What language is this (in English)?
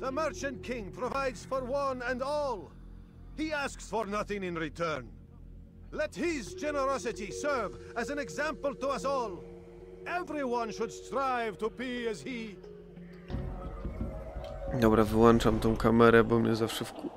Polish